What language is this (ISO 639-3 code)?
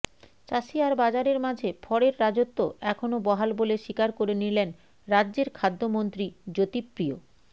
ben